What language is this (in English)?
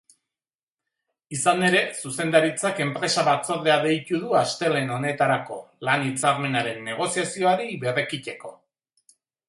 Basque